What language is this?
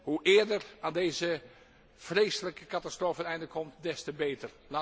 Dutch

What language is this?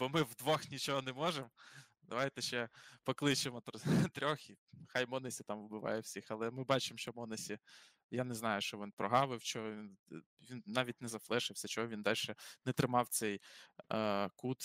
Ukrainian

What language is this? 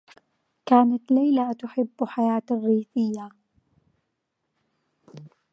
Arabic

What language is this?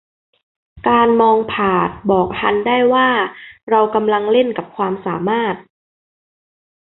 Thai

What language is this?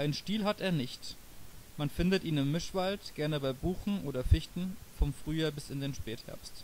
German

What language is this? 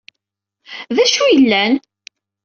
Kabyle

